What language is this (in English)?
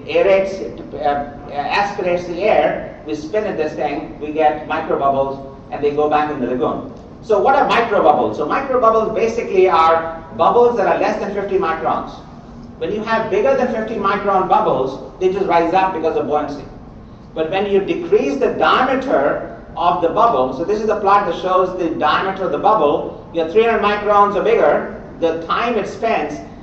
English